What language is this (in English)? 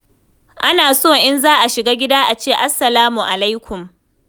Hausa